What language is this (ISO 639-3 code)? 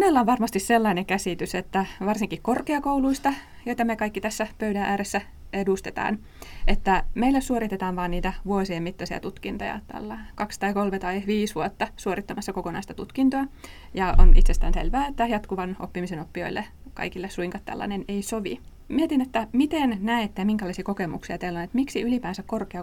fin